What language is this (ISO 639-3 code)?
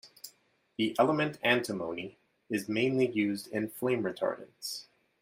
eng